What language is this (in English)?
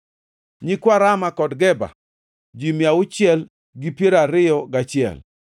Luo (Kenya and Tanzania)